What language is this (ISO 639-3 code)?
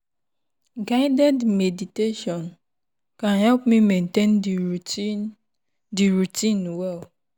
pcm